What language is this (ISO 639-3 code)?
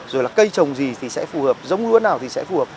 vie